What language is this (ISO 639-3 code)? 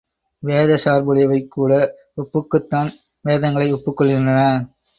tam